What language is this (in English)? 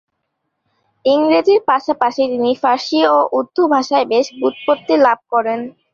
Bangla